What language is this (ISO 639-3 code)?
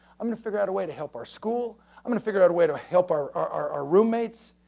eng